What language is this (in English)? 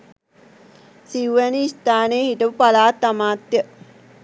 Sinhala